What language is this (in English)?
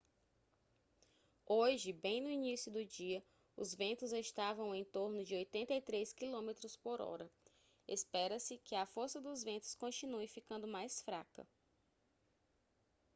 Portuguese